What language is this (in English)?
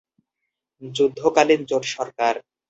Bangla